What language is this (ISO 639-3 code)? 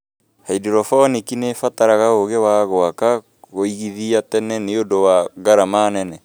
kik